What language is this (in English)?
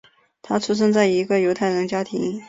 Chinese